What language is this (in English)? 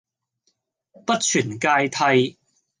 Cantonese